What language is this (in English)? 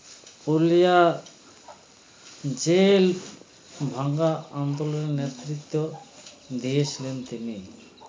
Bangla